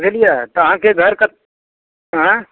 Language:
Maithili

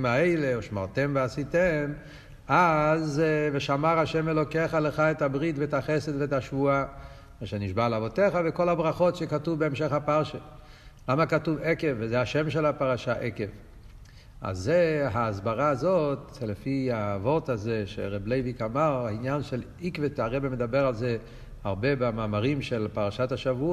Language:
Hebrew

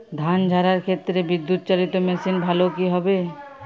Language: Bangla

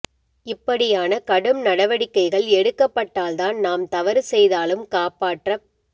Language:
Tamil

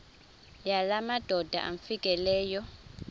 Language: Xhosa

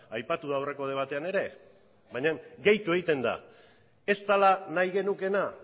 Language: Basque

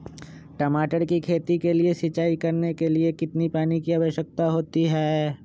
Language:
Magahi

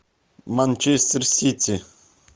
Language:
Russian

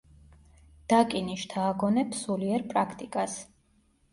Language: Georgian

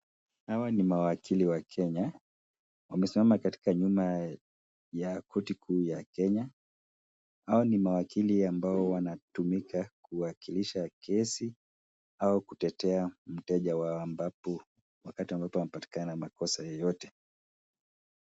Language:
Swahili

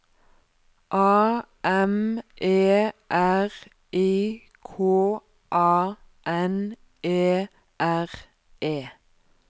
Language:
Norwegian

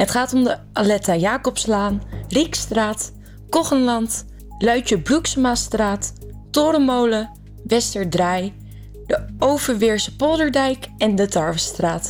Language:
Dutch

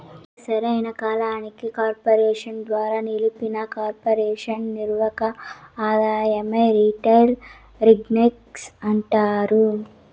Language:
Telugu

